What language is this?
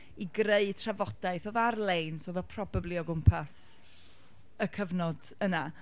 Welsh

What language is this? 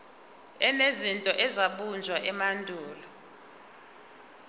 Zulu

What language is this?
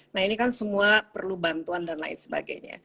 Indonesian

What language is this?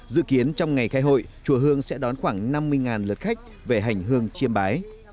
Vietnamese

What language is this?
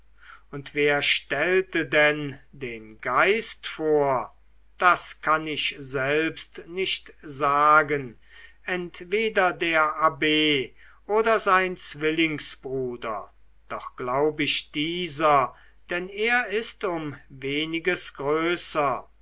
German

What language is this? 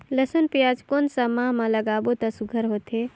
Chhattisgarhi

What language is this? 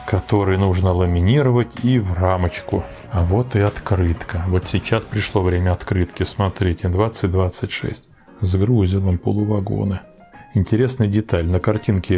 Russian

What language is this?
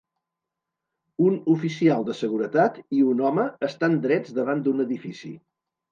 Catalan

